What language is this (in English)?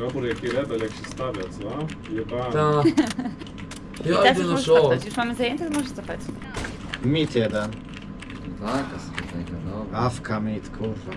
Polish